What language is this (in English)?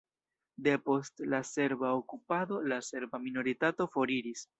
Esperanto